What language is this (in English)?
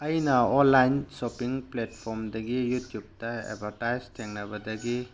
Manipuri